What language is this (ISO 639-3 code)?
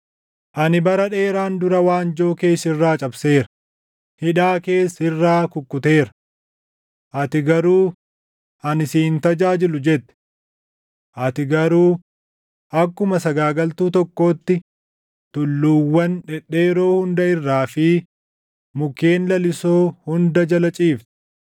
orm